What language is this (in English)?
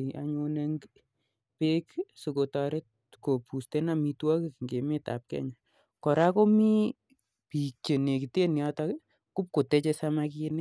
Kalenjin